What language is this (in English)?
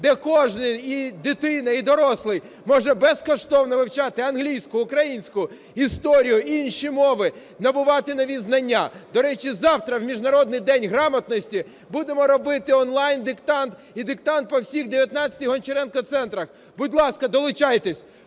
Ukrainian